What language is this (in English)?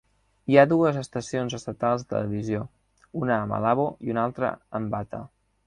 Catalan